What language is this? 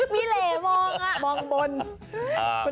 Thai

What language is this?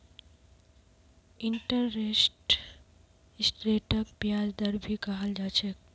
Magahi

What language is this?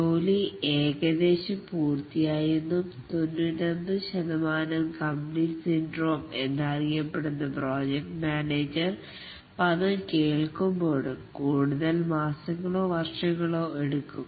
Malayalam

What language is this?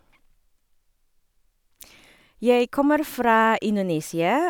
Norwegian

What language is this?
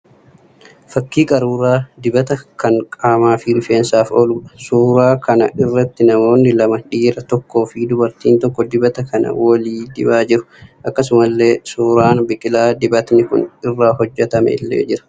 Oromo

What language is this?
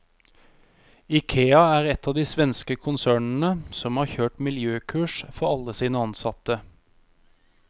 Norwegian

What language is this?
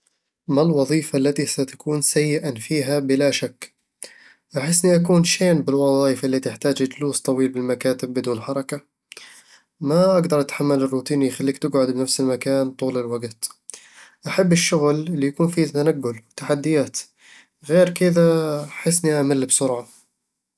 Eastern Egyptian Bedawi Arabic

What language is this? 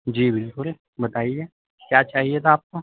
Urdu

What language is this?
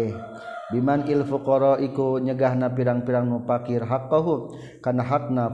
Malay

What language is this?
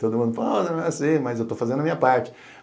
Portuguese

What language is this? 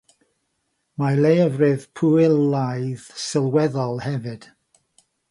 Welsh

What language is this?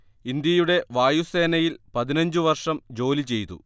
Malayalam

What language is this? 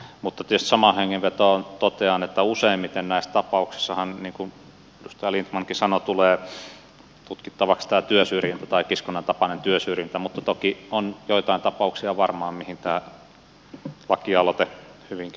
Finnish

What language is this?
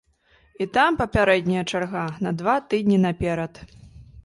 Belarusian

